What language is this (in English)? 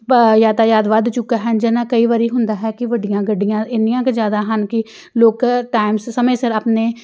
Punjabi